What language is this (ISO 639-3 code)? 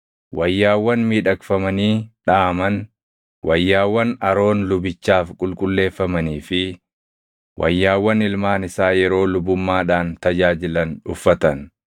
orm